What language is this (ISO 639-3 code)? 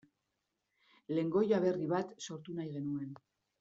eus